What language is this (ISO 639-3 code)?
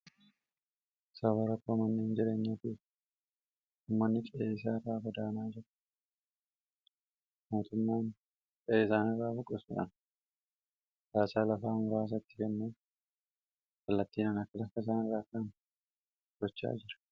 orm